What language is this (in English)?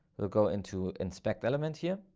English